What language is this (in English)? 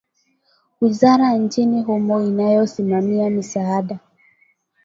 Swahili